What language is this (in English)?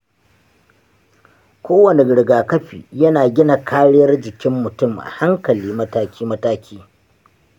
Hausa